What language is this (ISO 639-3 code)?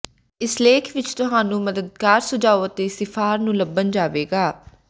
pan